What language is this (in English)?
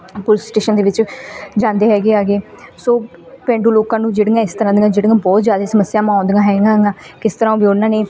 Punjabi